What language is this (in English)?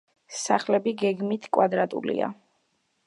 Georgian